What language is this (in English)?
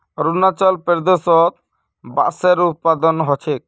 Magahi